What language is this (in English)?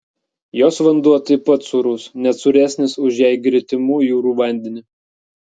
Lithuanian